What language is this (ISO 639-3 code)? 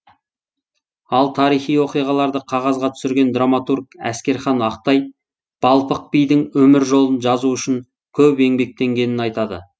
kaz